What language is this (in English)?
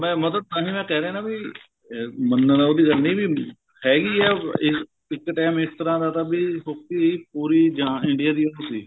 Punjabi